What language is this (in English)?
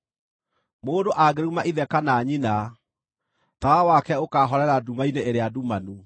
Kikuyu